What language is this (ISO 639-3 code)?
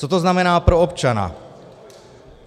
ces